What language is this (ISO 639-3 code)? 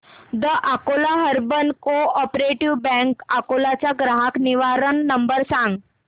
mar